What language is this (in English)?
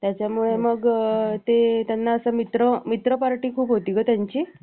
Marathi